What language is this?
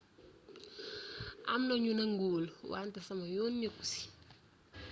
Wolof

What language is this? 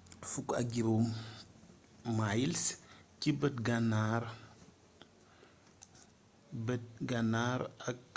Wolof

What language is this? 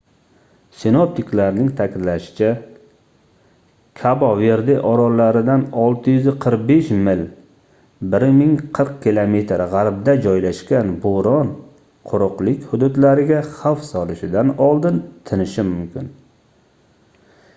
Uzbek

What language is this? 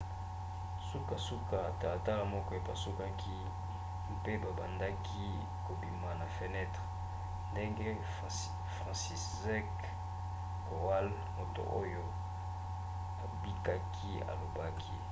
Lingala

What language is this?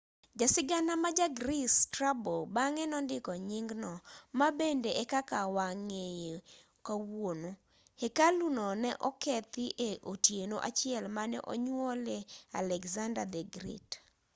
Luo (Kenya and Tanzania)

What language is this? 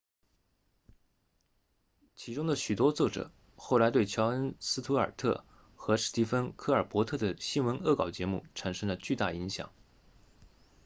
Chinese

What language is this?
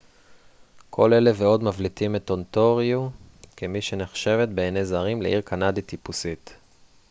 Hebrew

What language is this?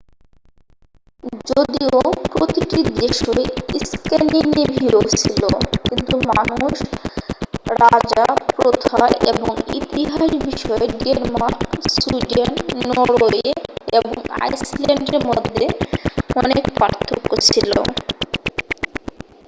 Bangla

